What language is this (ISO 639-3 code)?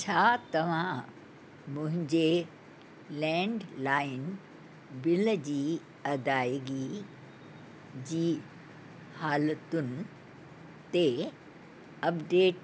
snd